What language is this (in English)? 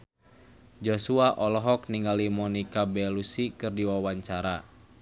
Sundanese